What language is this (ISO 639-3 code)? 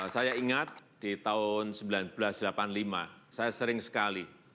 ind